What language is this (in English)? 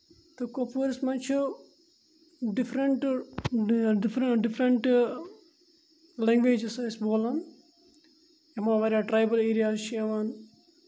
Kashmiri